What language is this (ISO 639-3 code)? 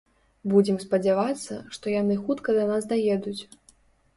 bel